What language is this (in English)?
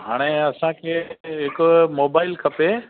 Sindhi